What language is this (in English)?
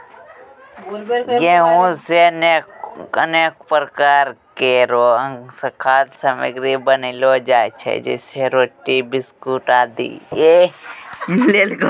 Maithili